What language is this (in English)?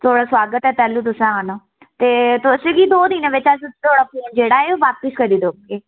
Dogri